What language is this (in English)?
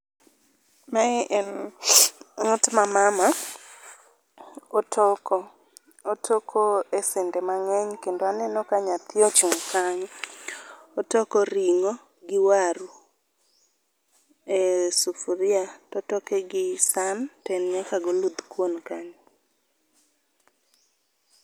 Luo (Kenya and Tanzania)